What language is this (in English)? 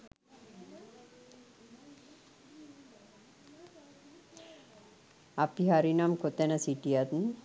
Sinhala